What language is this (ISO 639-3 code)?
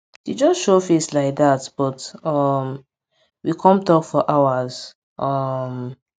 pcm